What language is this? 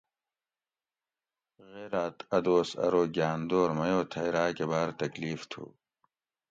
Gawri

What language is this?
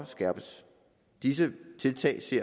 Danish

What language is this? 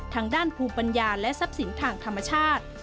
Thai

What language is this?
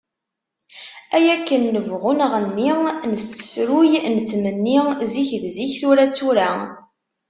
Kabyle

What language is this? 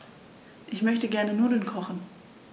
German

